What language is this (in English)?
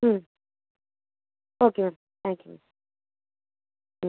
Tamil